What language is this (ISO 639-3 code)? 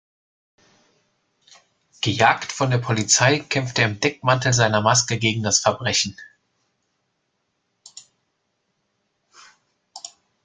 deu